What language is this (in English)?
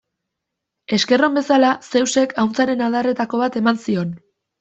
Basque